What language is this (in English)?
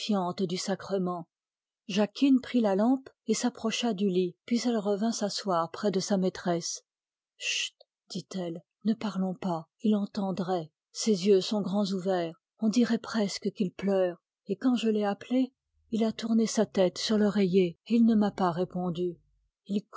French